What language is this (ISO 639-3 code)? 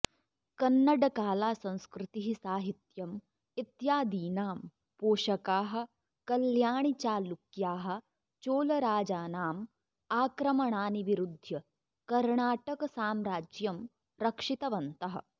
san